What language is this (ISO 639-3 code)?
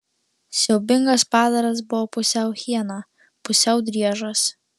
lit